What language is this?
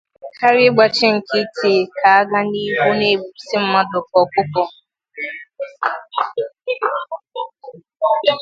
Igbo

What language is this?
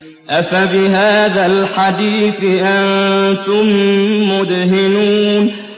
Arabic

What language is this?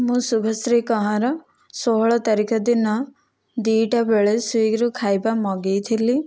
Odia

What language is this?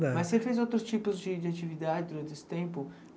Portuguese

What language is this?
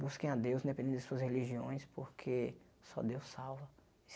Portuguese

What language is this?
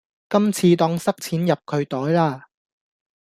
Cantonese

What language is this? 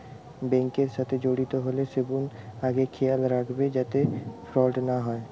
Bangla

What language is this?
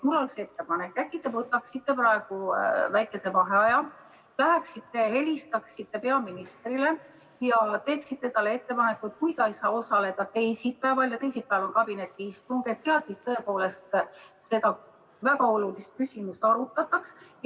Estonian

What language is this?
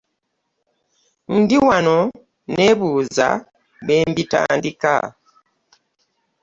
Ganda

